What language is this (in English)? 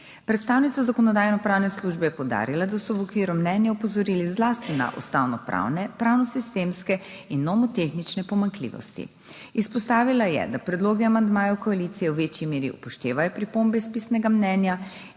Slovenian